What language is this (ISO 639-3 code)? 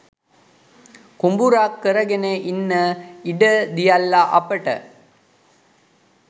sin